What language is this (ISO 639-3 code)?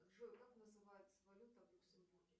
rus